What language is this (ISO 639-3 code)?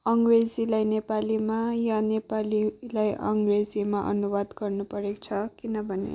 nep